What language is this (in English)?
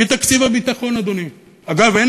Hebrew